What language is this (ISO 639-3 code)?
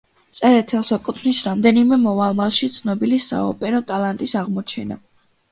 kat